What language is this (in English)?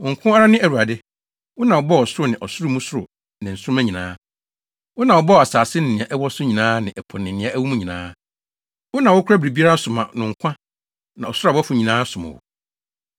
Akan